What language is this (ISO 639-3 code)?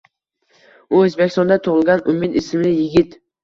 uzb